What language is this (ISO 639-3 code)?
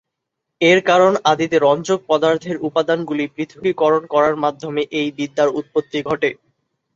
ben